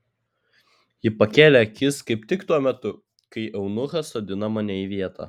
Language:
Lithuanian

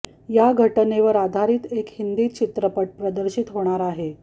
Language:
Marathi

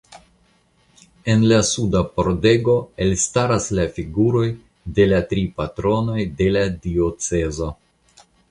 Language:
Esperanto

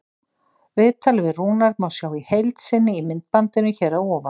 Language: Icelandic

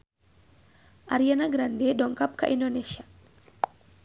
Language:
Sundanese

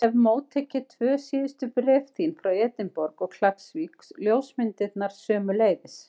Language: Icelandic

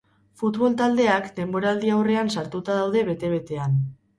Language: Basque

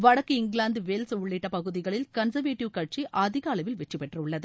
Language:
Tamil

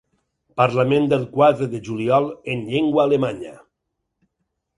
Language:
Catalan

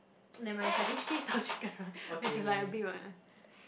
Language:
English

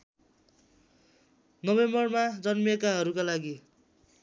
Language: Nepali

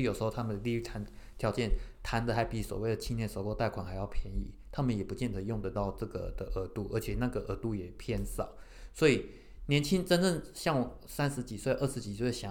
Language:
Chinese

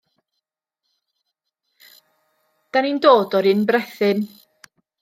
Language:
Welsh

